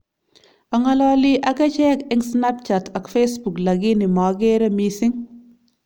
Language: Kalenjin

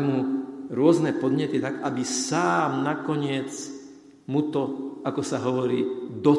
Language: Slovak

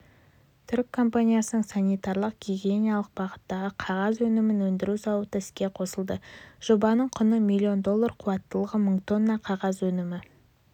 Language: Kazakh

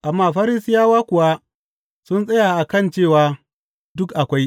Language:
Hausa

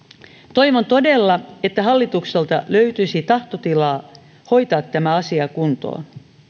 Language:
Finnish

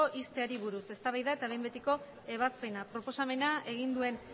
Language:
Basque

